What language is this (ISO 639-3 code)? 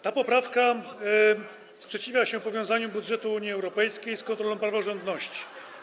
pol